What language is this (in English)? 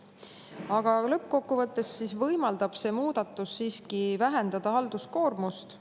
Estonian